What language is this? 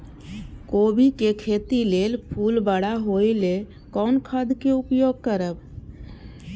Maithili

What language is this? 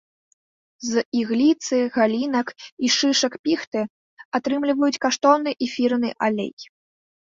Belarusian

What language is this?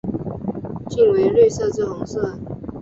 Chinese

